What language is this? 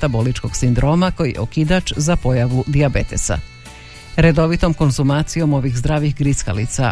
Croatian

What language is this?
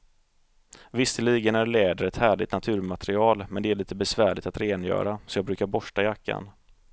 Swedish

